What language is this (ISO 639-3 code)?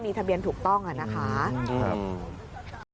tha